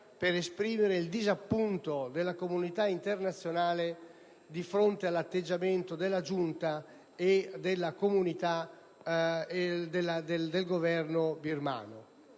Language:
Italian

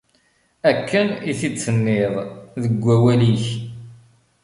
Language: Kabyle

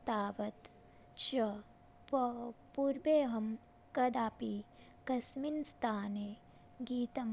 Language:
Sanskrit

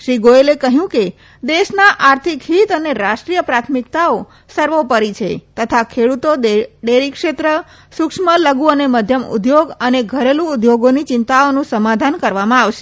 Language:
Gujarati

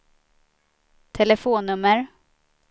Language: Swedish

